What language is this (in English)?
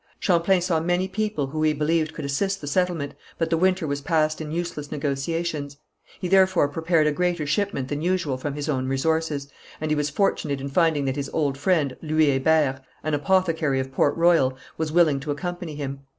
English